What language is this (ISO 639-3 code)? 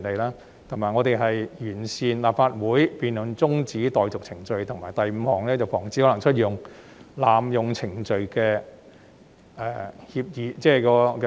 yue